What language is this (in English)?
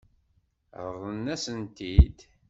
Kabyle